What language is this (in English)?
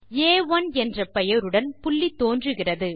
Tamil